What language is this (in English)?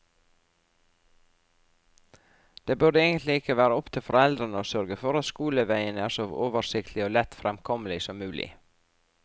Norwegian